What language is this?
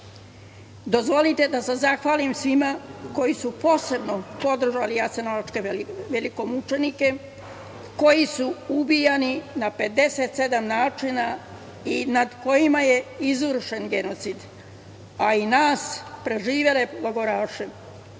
Serbian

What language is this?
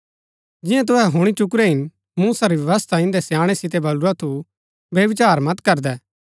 Gaddi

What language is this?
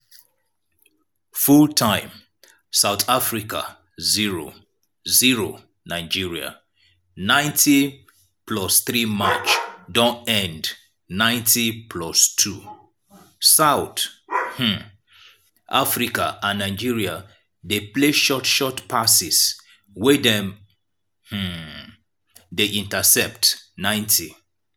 Nigerian Pidgin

